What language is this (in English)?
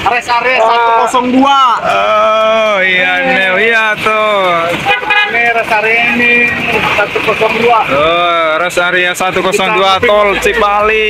Indonesian